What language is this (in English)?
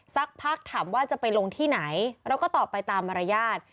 Thai